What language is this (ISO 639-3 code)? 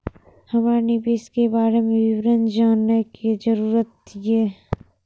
mai